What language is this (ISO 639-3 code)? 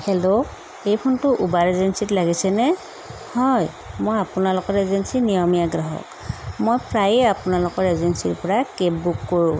asm